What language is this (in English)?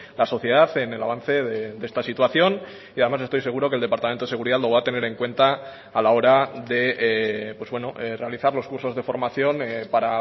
Spanish